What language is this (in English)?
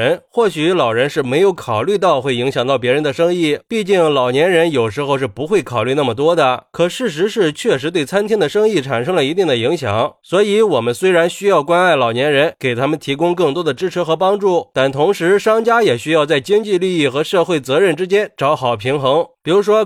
Chinese